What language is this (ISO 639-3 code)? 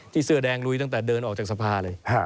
tha